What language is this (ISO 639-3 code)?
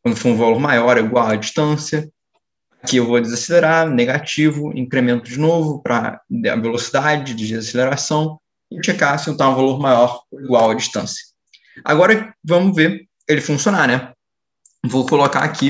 por